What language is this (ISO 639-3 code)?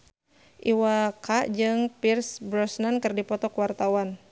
sun